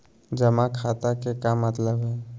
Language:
Magahi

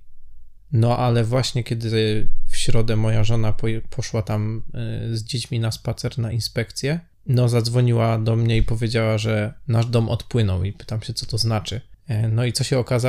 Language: Polish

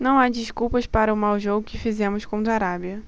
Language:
Portuguese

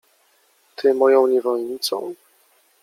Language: Polish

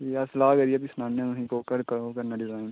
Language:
Dogri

